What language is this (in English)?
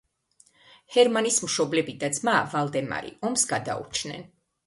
Georgian